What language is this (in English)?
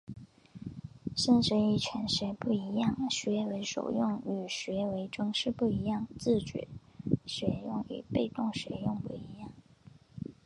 Chinese